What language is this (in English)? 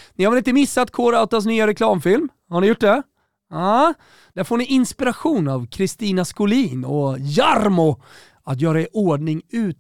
Swedish